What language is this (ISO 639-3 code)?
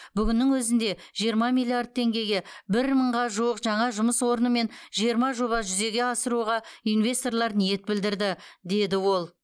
kaz